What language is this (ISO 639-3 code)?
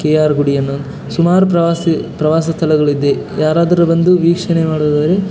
kan